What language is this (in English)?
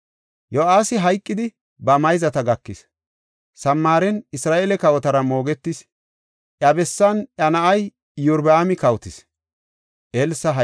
Gofa